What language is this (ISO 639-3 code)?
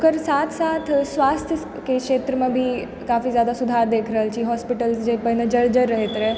mai